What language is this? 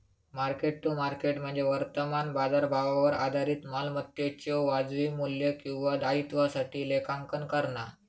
Marathi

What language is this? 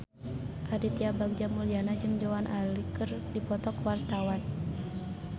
Sundanese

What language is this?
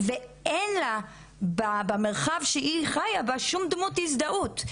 Hebrew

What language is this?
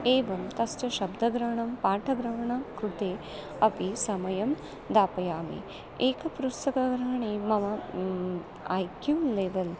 Sanskrit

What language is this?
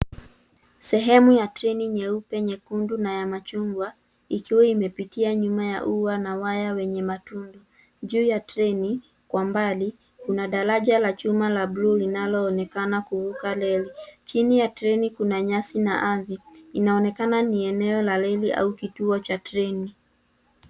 Swahili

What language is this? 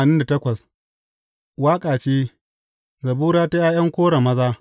Hausa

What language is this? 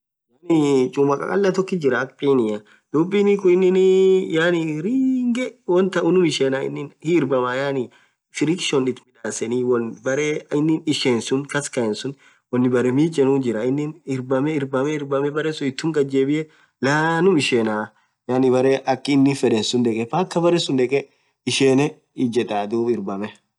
Orma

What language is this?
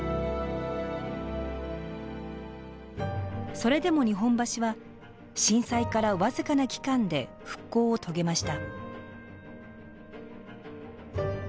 Japanese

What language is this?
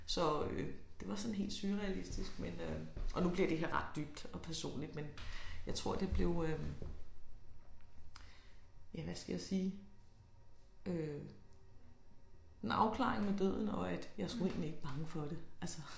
Danish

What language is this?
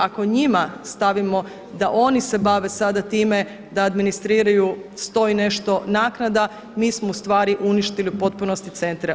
Croatian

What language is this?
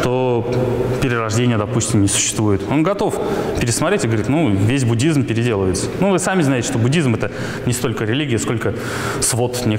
Russian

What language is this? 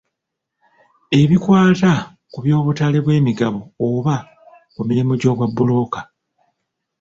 Ganda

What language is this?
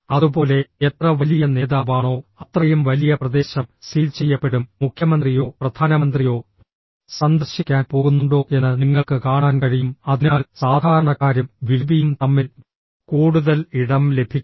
Malayalam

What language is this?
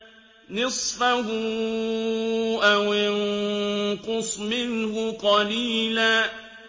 Arabic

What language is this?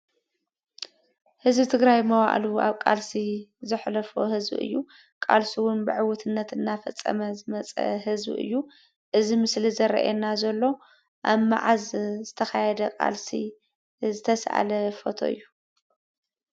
Tigrinya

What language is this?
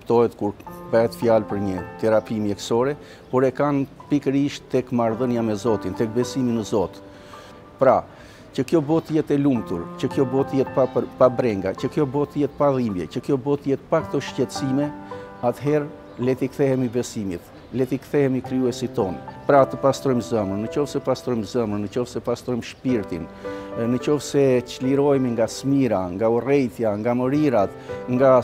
Romanian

